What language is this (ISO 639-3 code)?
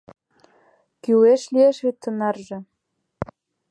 chm